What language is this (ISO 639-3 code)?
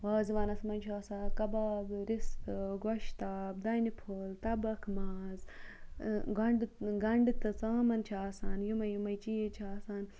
kas